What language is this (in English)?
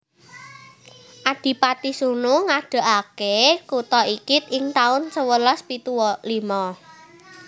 Javanese